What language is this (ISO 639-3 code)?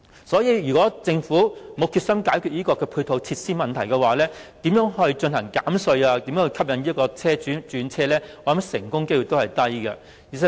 yue